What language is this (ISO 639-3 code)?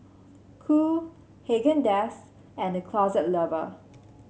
eng